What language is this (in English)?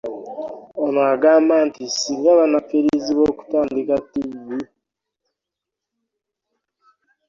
Ganda